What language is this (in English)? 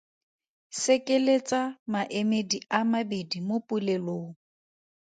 Tswana